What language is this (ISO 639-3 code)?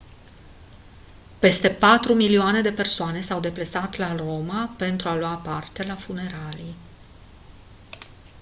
ron